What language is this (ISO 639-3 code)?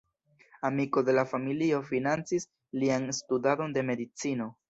epo